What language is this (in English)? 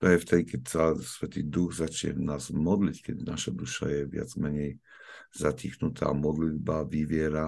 Slovak